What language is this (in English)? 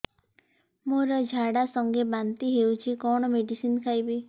Odia